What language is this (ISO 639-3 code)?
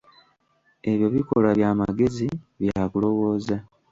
lug